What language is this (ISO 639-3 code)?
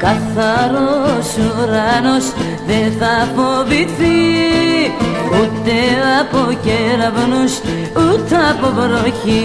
ell